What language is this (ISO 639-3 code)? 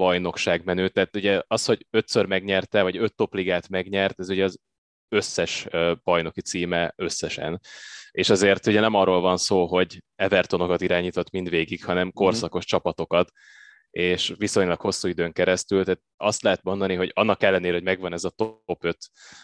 hun